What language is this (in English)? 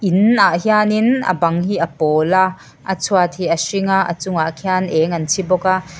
Mizo